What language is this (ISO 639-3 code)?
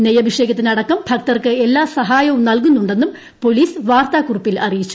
mal